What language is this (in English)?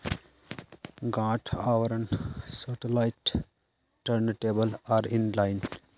Magahi